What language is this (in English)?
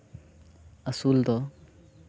Santali